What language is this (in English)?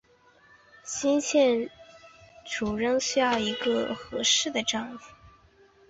Chinese